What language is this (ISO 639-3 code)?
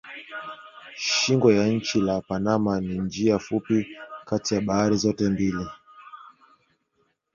swa